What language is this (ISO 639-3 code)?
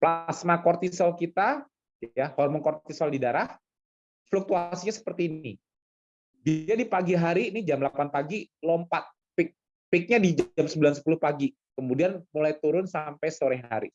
ind